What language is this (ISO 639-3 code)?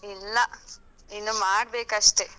kan